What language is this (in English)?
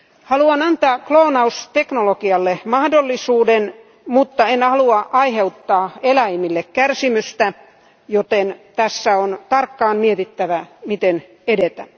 Finnish